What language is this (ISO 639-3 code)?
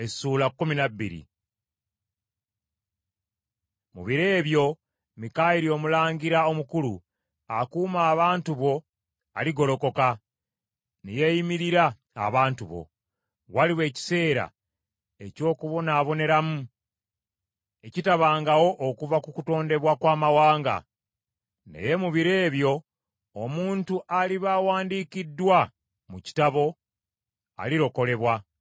lug